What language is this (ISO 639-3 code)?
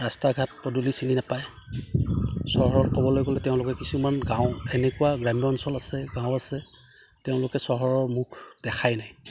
asm